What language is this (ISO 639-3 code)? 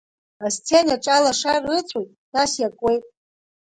abk